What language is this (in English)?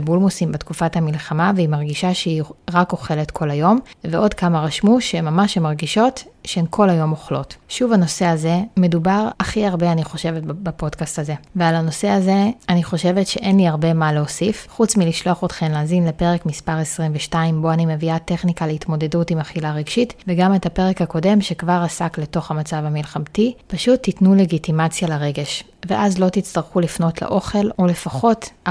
Hebrew